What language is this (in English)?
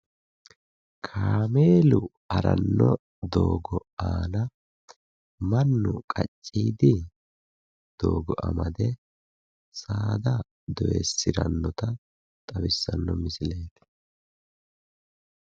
Sidamo